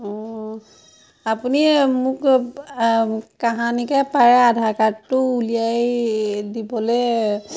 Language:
Assamese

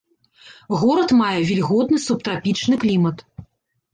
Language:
Belarusian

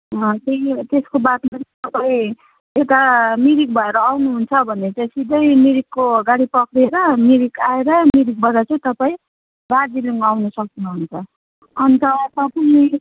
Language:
Nepali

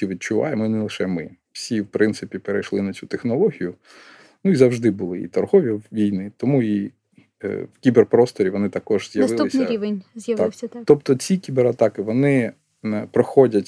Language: Ukrainian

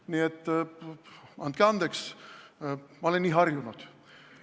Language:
Estonian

